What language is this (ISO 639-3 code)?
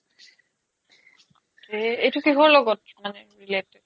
asm